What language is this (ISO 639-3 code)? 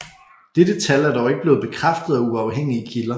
dan